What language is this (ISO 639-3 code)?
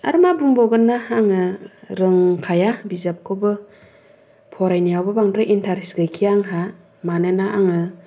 brx